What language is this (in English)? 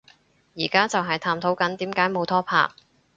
Cantonese